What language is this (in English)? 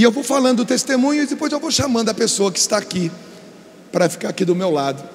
Portuguese